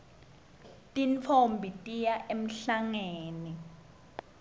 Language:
Swati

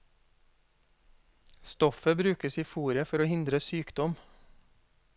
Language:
Norwegian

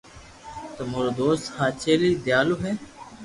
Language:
Loarki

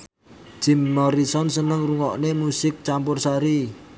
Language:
Javanese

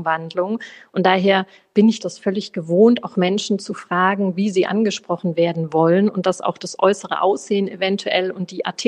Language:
German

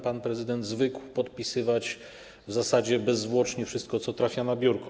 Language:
Polish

